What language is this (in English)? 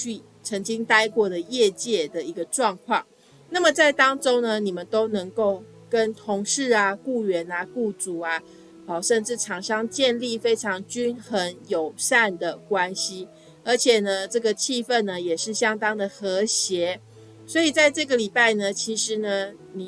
Chinese